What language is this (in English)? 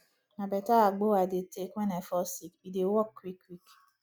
Nigerian Pidgin